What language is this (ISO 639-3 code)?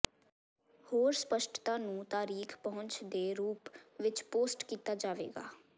pan